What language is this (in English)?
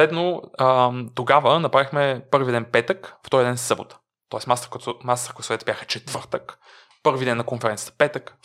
Bulgarian